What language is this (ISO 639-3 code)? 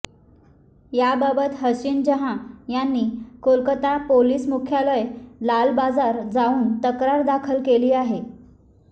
mar